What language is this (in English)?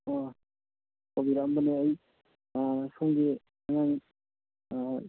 Manipuri